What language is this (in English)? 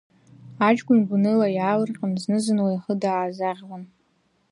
Abkhazian